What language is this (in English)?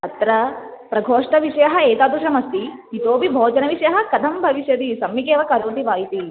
Sanskrit